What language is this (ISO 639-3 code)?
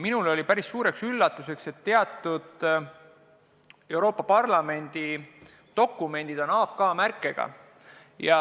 est